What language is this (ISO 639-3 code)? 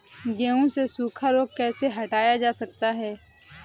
hin